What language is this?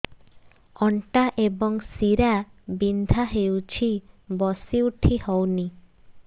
Odia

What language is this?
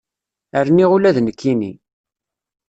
Kabyle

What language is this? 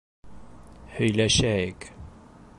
Bashkir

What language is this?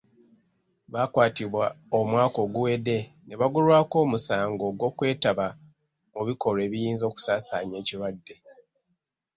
Ganda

